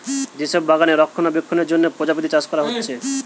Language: Bangla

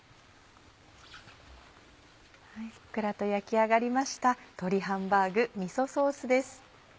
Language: Japanese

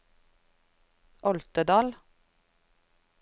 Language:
Norwegian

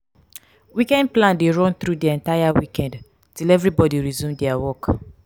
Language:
Nigerian Pidgin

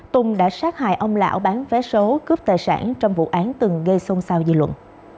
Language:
Vietnamese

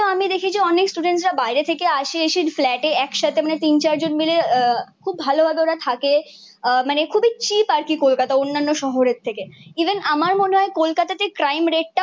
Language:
Bangla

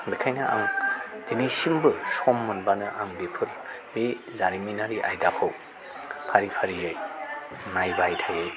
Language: Bodo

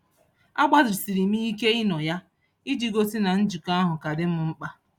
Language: Igbo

